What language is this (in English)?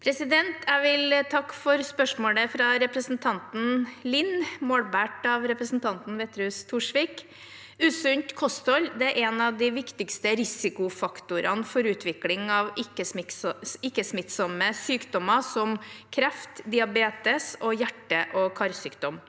Norwegian